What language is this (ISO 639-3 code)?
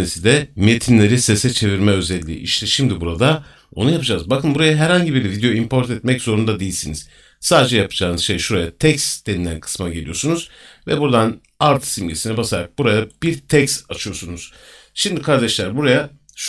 tur